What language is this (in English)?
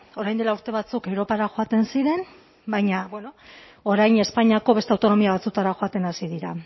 Basque